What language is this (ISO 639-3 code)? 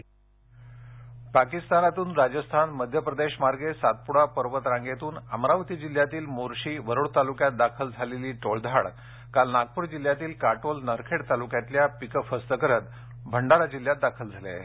mar